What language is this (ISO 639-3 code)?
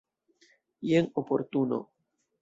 epo